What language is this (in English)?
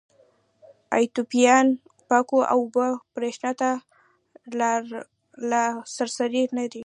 Pashto